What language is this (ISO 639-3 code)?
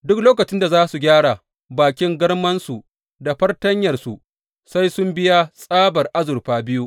hau